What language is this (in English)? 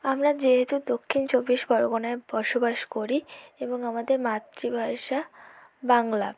Bangla